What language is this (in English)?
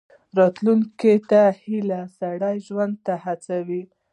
Pashto